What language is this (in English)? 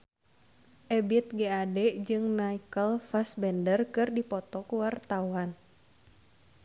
Sundanese